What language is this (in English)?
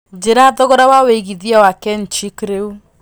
Kikuyu